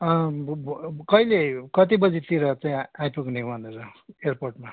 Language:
Nepali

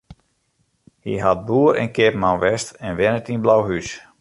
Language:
Western Frisian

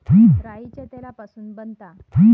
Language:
Marathi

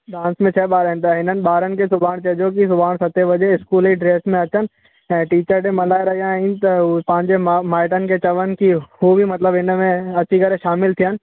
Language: Sindhi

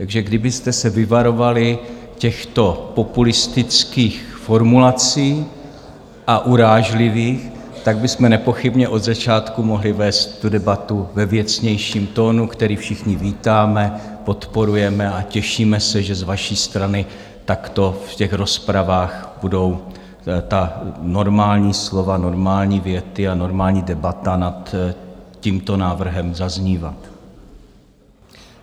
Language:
Czech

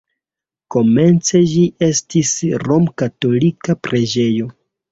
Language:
Esperanto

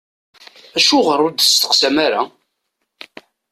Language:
Kabyle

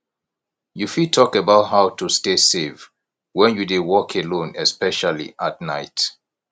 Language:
Nigerian Pidgin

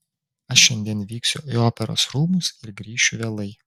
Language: Lithuanian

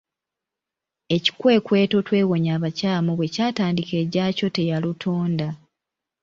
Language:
Ganda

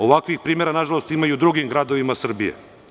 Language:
Serbian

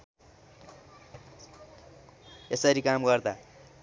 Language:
Nepali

